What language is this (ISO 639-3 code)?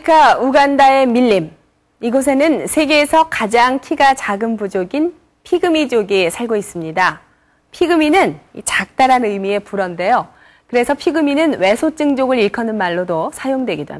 kor